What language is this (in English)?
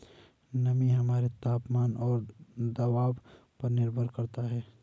Hindi